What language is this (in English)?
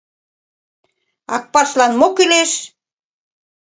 Mari